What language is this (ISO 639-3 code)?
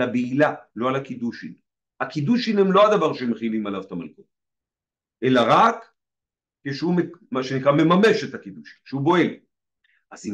heb